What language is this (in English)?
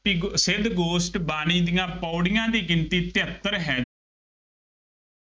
Punjabi